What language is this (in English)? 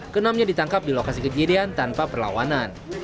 Indonesian